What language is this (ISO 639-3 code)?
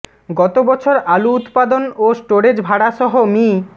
ben